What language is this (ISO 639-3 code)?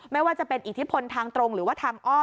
tha